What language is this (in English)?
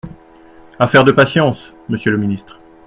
French